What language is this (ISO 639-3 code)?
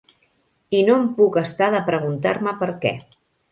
cat